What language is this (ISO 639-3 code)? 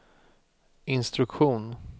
swe